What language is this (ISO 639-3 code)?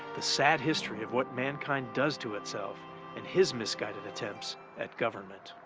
eng